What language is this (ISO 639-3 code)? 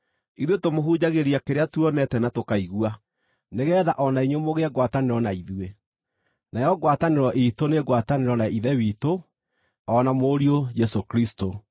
kik